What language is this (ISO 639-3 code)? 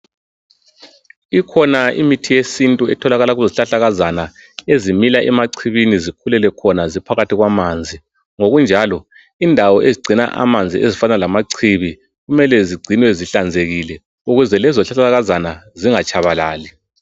nde